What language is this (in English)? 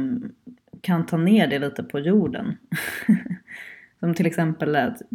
Swedish